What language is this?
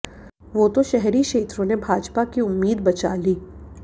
Hindi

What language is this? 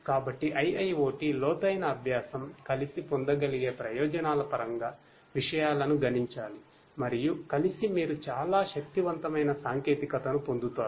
Telugu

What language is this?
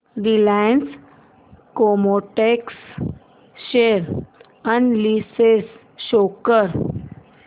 Marathi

